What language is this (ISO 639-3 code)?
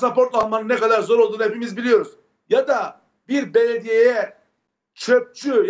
tur